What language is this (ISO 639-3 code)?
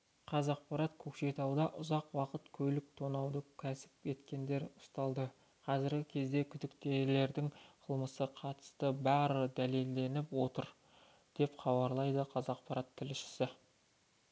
kaz